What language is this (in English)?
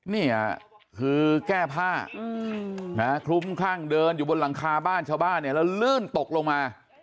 Thai